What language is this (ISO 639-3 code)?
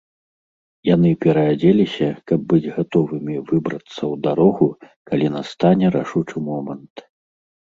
bel